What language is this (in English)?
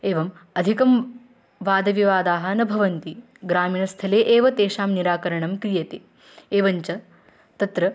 Sanskrit